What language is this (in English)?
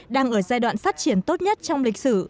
Vietnamese